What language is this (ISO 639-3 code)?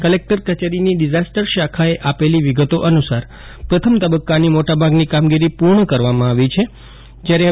guj